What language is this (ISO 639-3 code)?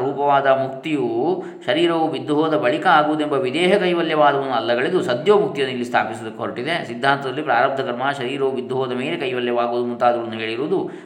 kan